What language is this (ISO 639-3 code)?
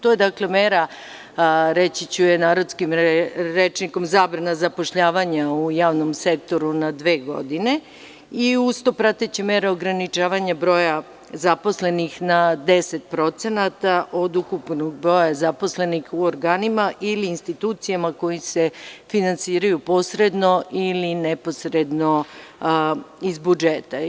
srp